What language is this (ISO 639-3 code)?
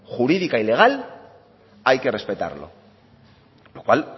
spa